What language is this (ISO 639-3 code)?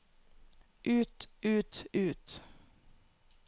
nor